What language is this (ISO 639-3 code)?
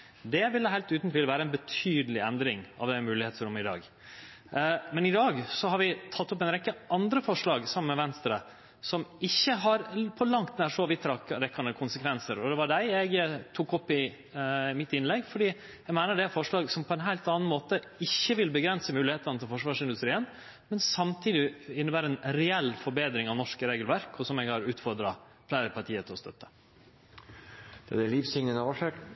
nno